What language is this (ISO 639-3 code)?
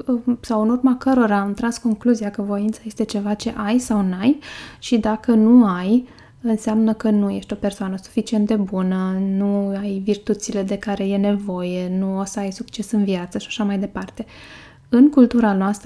ron